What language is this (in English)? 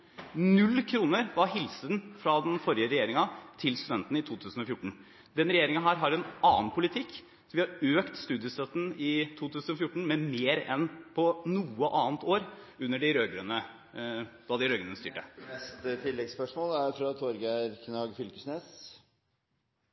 Norwegian